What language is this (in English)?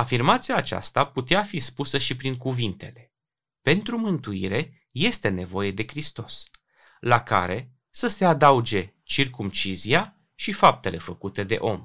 Romanian